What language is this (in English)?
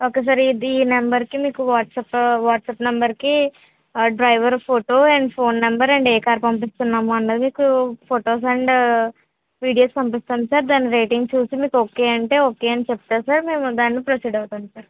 Telugu